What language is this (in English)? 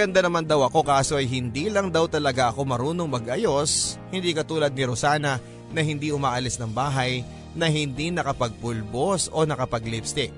Filipino